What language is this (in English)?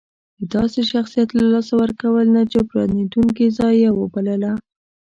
Pashto